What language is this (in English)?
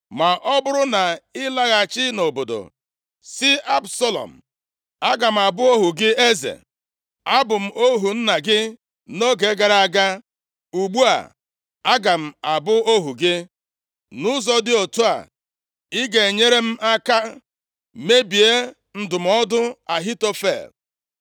Igbo